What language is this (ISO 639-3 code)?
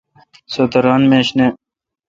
xka